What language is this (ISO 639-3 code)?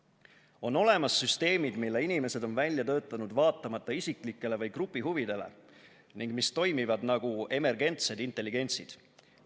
est